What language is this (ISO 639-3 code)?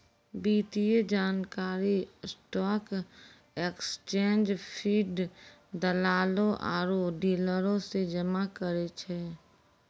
mai